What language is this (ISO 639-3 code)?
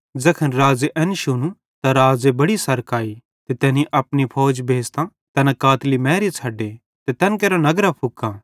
bhd